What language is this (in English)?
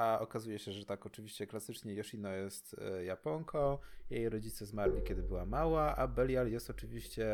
Polish